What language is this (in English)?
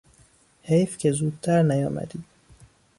Persian